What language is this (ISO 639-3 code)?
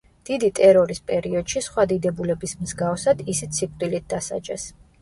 kat